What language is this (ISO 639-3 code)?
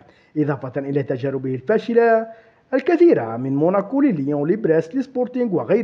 ara